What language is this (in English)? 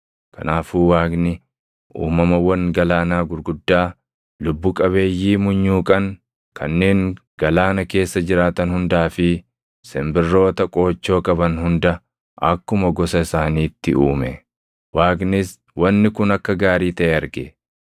Oromo